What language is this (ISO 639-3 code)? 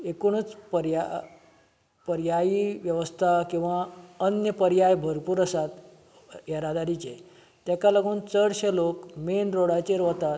kok